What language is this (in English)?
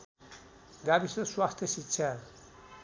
Nepali